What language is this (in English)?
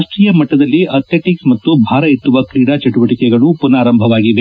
Kannada